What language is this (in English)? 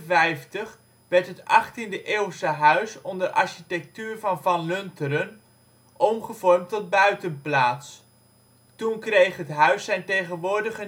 Dutch